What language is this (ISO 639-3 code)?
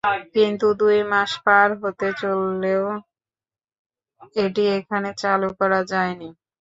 ben